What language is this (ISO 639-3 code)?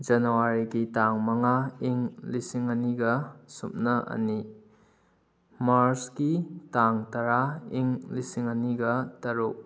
mni